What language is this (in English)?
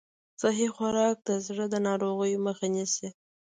Pashto